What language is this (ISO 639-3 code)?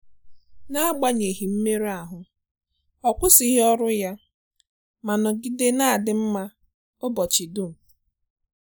ibo